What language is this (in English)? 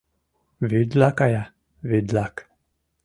Mari